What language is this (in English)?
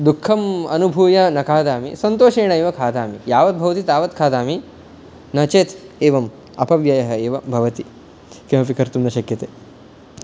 Sanskrit